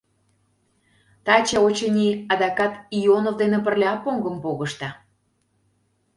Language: Mari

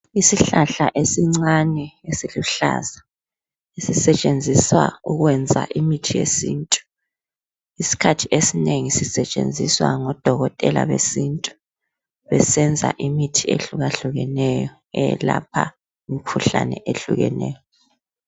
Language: North Ndebele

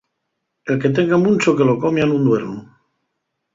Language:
Asturian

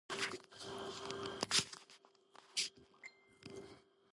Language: Georgian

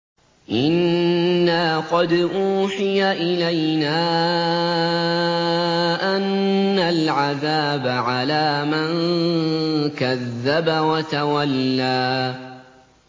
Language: Arabic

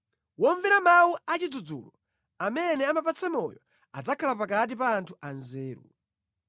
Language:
Nyanja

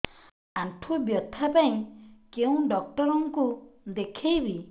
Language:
Odia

